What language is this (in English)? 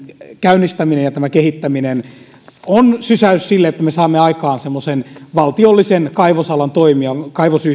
Finnish